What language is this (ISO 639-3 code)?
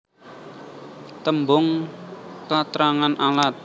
jav